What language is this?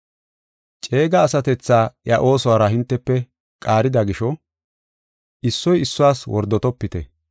Gofa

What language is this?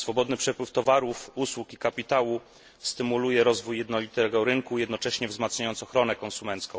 Polish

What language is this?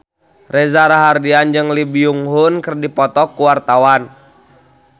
Sundanese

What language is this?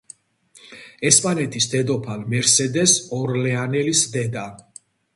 Georgian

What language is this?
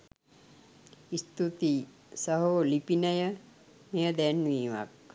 Sinhala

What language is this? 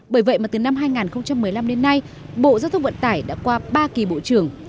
Vietnamese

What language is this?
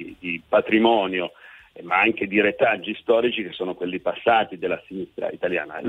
Italian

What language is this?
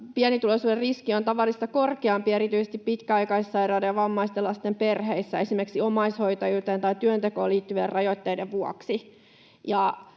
Finnish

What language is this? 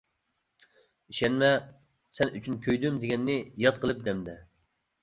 Uyghur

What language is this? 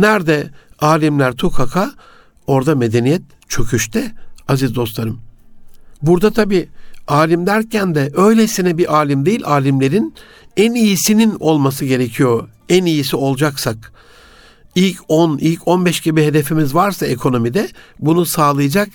Turkish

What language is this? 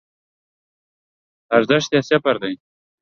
Pashto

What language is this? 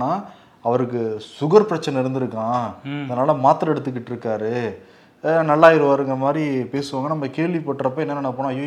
Tamil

